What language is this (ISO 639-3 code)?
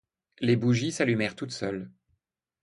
fra